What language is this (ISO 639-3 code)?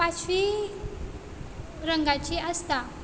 kok